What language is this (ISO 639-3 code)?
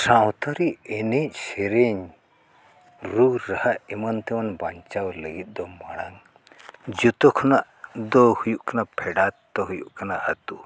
sat